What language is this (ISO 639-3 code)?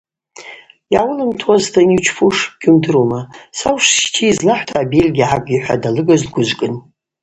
abq